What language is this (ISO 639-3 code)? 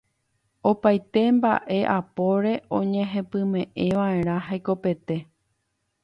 grn